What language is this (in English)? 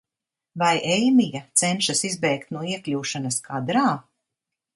Latvian